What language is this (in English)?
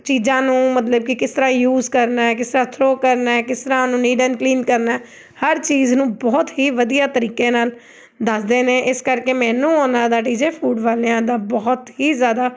Punjabi